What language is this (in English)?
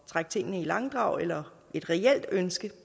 Danish